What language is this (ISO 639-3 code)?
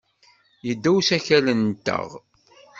kab